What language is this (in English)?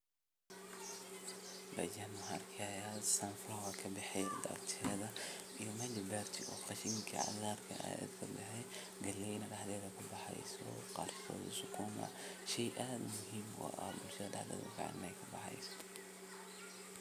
Somali